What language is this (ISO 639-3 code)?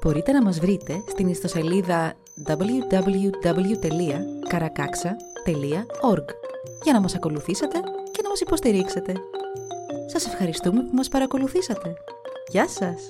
ell